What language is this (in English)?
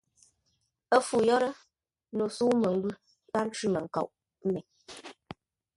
Ngombale